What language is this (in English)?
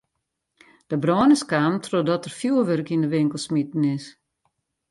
Western Frisian